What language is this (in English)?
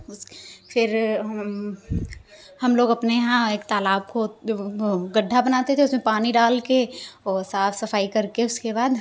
Hindi